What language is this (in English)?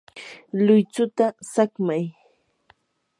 Yanahuanca Pasco Quechua